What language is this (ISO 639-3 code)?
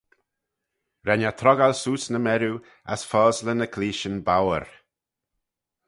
glv